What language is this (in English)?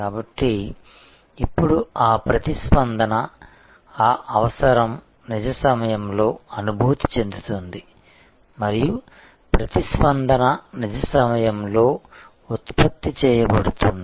Telugu